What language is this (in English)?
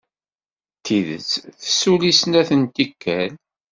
Kabyle